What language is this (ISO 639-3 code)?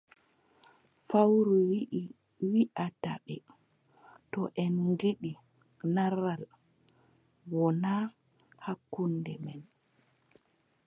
fub